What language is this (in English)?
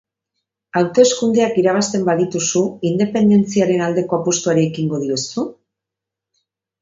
Basque